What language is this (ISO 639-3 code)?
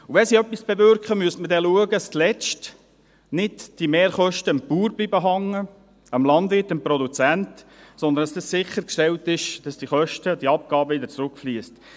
gsw